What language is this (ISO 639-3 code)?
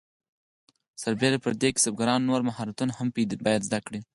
pus